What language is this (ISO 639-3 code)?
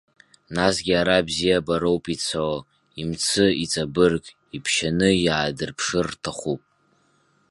abk